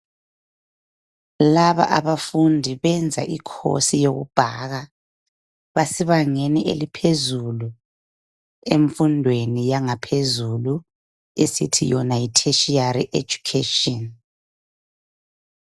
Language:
North Ndebele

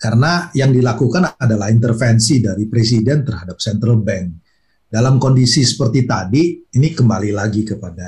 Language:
Indonesian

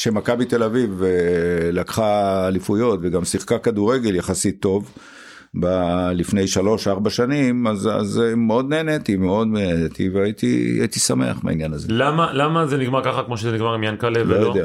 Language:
Hebrew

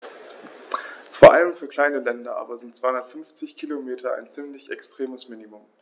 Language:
German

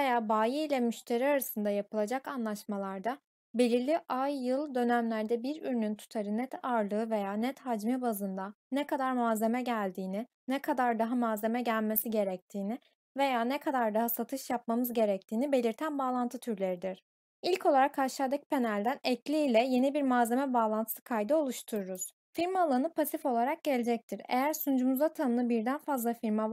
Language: Turkish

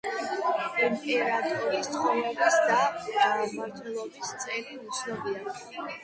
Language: Georgian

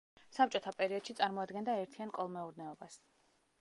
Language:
Georgian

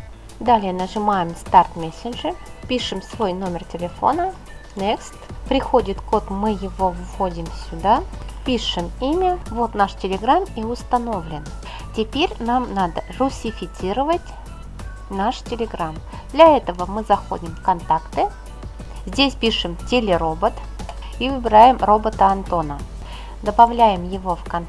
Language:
Russian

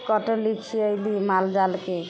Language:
Maithili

